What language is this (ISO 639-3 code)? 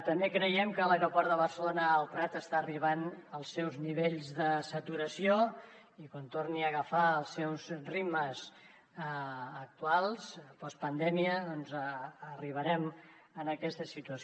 cat